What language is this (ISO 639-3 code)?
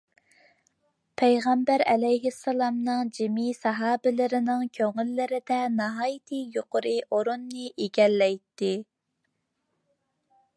uig